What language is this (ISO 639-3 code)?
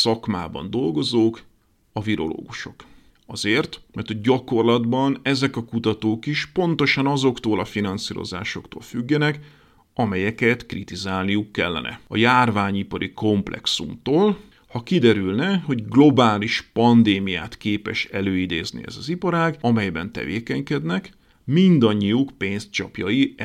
hun